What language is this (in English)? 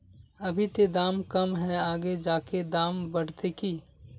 Magahi